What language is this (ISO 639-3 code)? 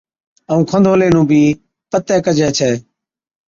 odk